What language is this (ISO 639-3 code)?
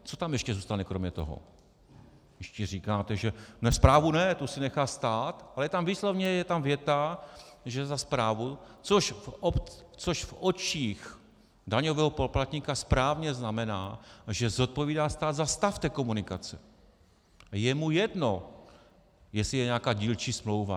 ces